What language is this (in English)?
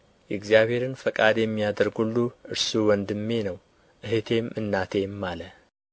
Amharic